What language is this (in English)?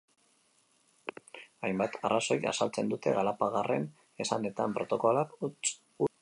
Basque